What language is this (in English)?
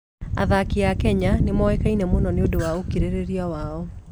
Kikuyu